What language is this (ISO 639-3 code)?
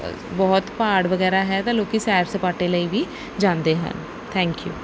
pan